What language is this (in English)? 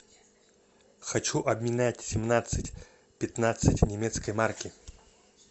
Russian